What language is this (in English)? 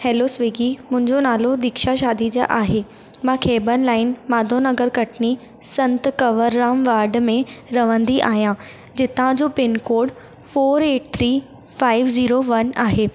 Sindhi